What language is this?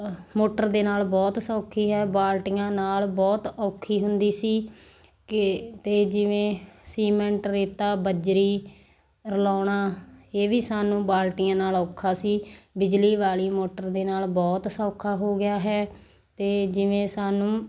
Punjabi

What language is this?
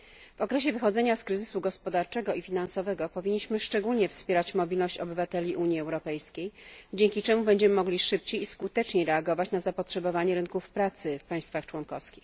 Polish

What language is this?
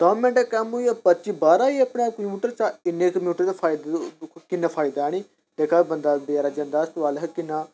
Dogri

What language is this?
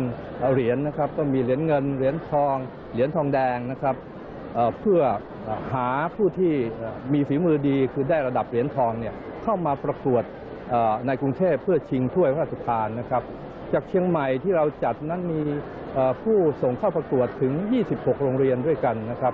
Thai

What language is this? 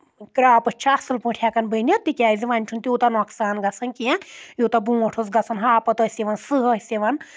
Kashmiri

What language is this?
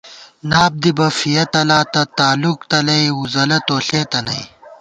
Gawar-Bati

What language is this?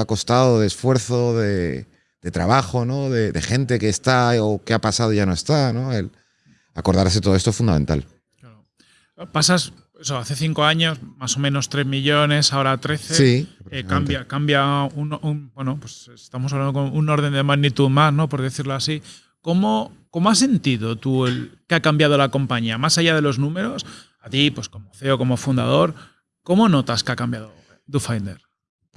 Spanish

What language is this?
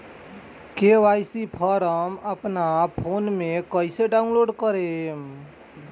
Bhojpuri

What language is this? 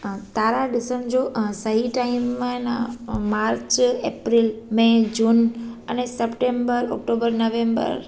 Sindhi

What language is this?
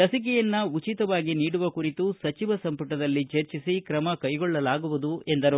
Kannada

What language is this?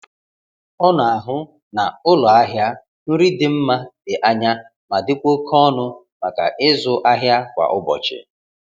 Igbo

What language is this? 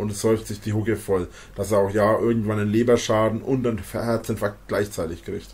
German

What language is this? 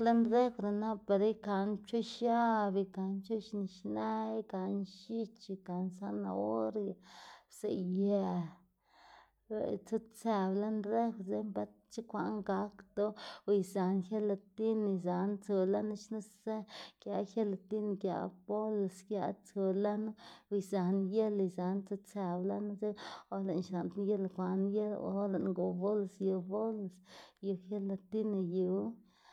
Xanaguía Zapotec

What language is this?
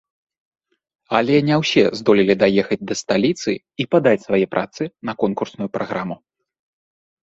Belarusian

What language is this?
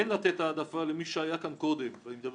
Hebrew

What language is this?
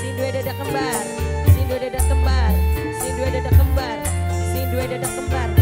Indonesian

